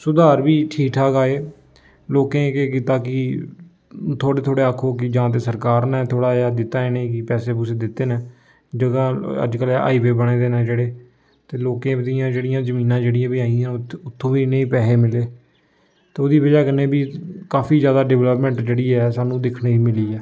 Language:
Dogri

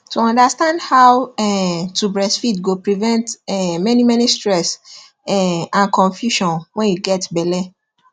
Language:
Nigerian Pidgin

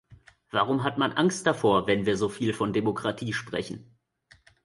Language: German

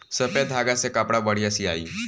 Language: Bhojpuri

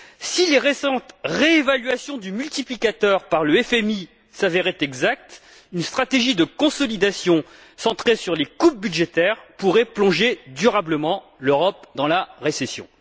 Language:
French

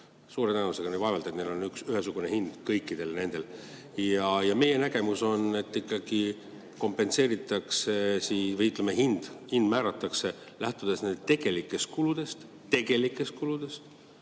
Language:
Estonian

